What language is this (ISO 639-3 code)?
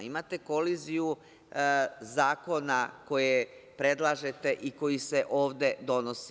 srp